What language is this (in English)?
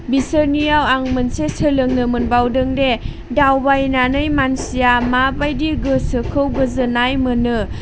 Bodo